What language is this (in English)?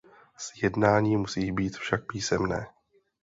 Czech